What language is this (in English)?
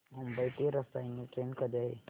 Marathi